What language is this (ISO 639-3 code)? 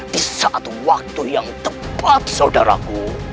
ind